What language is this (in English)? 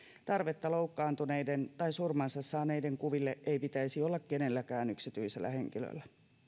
Finnish